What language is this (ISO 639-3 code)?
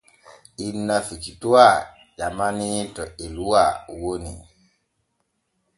fue